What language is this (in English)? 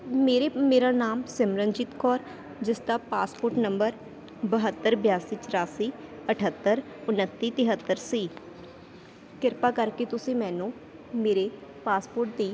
Punjabi